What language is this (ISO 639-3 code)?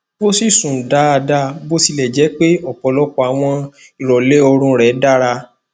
yor